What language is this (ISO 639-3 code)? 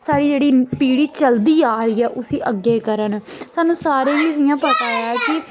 doi